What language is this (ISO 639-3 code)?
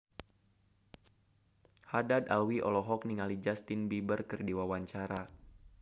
sun